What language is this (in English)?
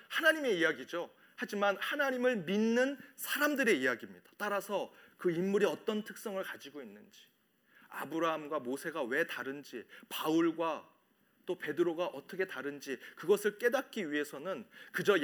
Korean